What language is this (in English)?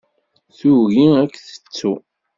Kabyle